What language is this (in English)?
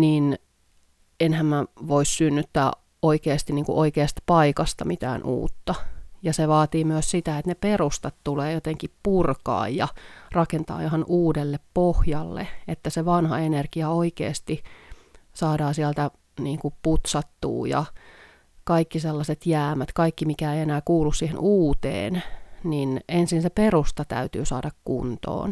Finnish